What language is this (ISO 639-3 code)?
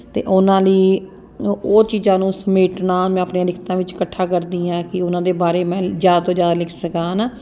pan